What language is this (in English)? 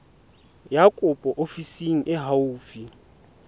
Southern Sotho